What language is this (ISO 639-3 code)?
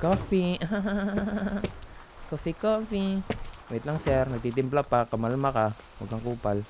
fil